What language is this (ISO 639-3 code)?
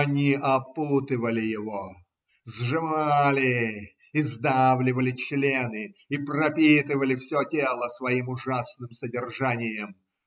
rus